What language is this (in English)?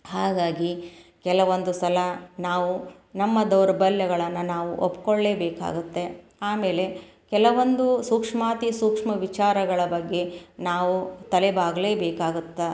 Kannada